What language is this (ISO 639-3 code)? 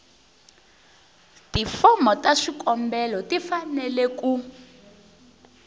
tso